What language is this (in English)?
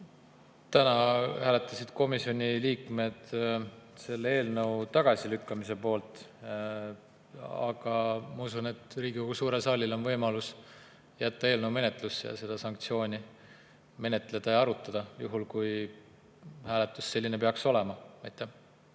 Estonian